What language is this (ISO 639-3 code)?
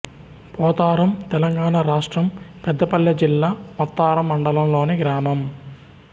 tel